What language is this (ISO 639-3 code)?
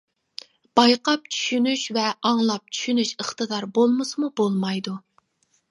uig